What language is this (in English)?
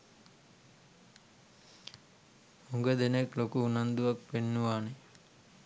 Sinhala